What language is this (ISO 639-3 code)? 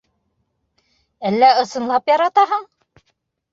bak